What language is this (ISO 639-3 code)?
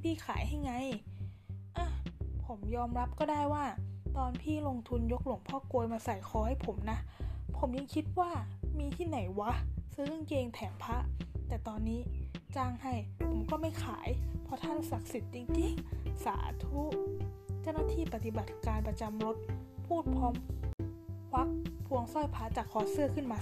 tha